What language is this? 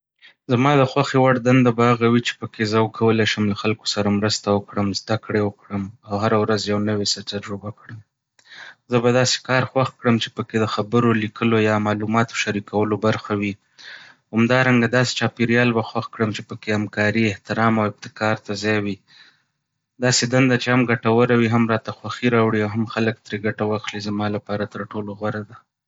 Pashto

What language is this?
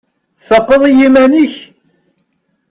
Kabyle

